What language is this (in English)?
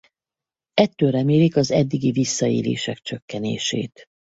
Hungarian